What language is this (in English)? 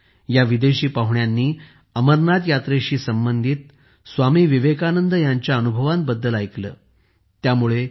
Marathi